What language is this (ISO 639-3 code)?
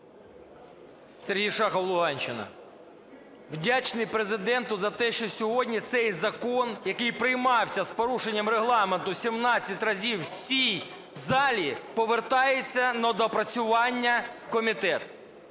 ukr